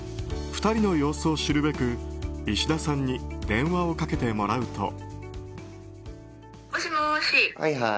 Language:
Japanese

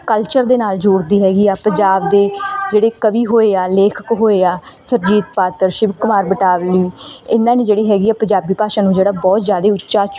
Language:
Punjabi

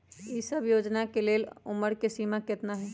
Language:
Magahi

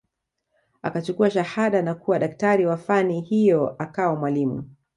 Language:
Swahili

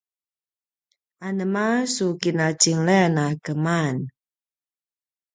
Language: Paiwan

